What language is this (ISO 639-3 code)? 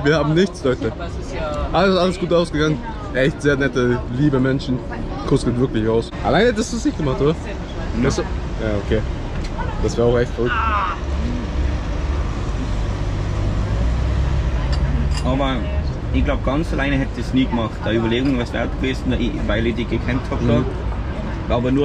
deu